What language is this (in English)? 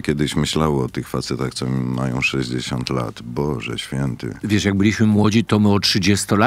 Polish